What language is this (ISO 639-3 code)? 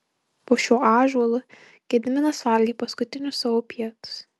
lit